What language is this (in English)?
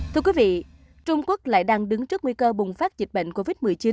Vietnamese